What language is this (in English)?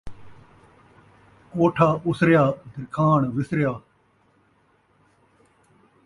Saraiki